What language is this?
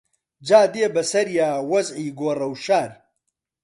Central Kurdish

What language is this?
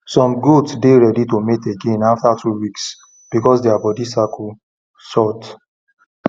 Nigerian Pidgin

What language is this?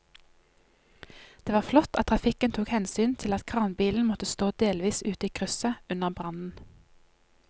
Norwegian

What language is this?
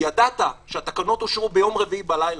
Hebrew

